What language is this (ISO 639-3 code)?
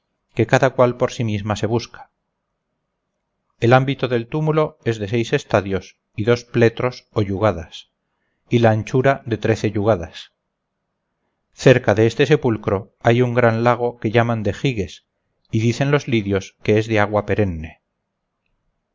spa